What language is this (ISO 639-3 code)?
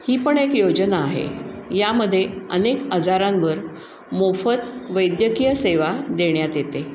mar